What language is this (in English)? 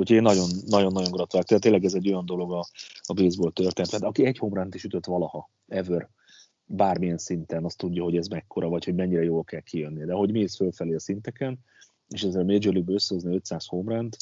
Hungarian